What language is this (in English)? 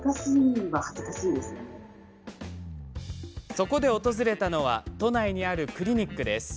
Japanese